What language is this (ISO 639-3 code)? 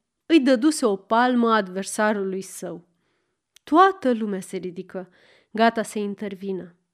ron